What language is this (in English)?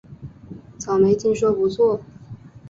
Chinese